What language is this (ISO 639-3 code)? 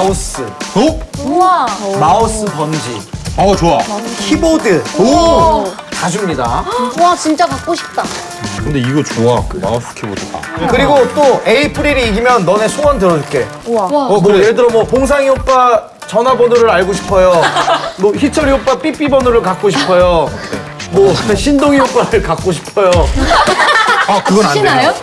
kor